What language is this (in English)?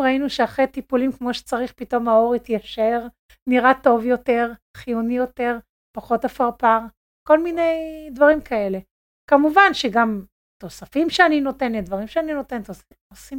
Hebrew